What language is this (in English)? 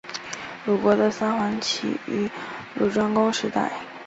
Chinese